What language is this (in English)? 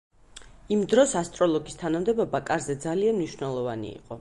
Georgian